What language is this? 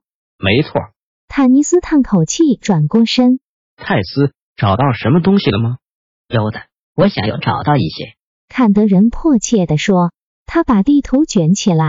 Chinese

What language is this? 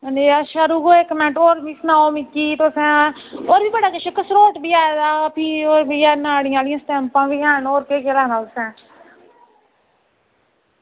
Dogri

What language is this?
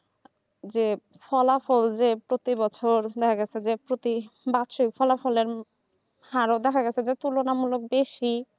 Bangla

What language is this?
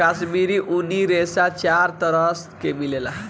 Bhojpuri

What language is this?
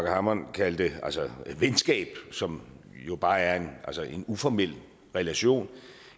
Danish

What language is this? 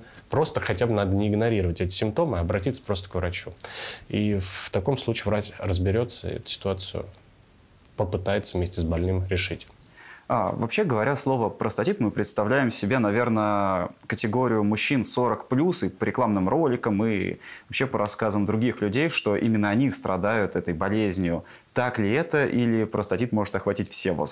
Russian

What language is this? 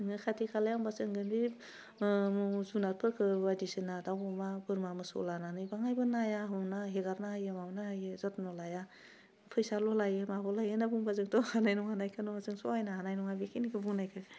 Bodo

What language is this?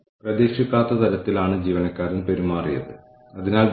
Malayalam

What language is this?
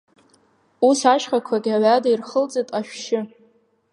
Abkhazian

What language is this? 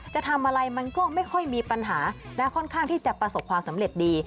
Thai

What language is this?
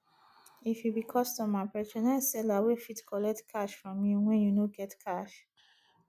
Nigerian Pidgin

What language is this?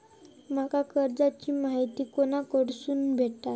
Marathi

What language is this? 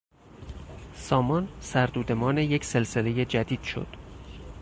Persian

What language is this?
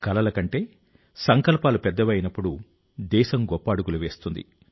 Telugu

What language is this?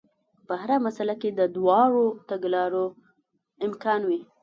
Pashto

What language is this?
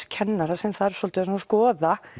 Icelandic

